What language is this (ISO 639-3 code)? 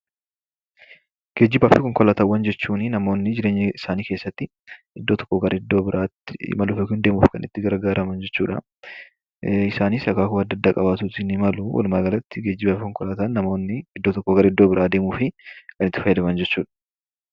orm